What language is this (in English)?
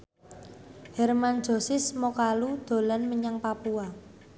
Javanese